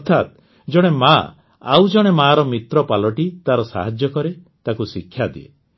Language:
Odia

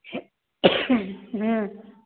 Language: Maithili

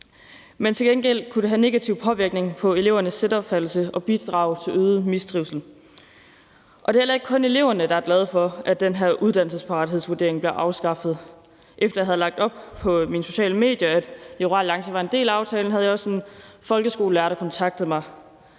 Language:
Danish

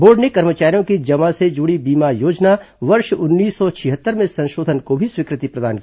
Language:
Hindi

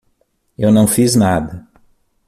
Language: Portuguese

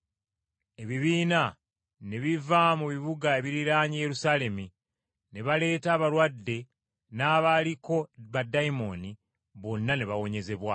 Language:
Ganda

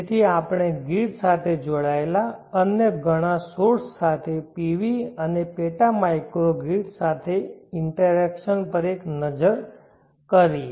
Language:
Gujarati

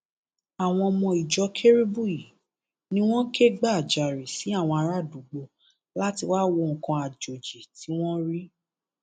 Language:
Yoruba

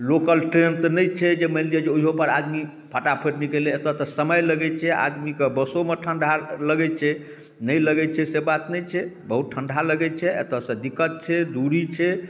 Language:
Maithili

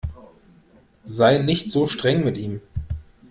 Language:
German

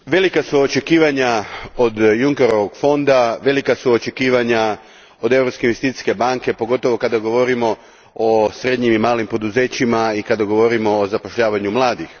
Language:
Croatian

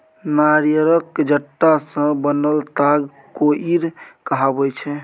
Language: Maithili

